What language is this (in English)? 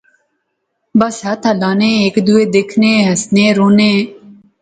Pahari-Potwari